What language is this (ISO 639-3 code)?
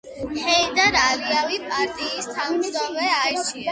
kat